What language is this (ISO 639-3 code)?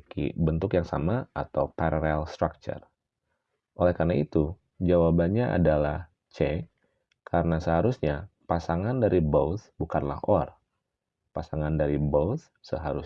ind